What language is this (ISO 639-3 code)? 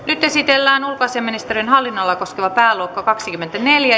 fin